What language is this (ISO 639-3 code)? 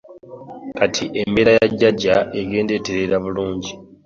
lug